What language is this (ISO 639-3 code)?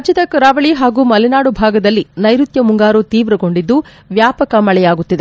kan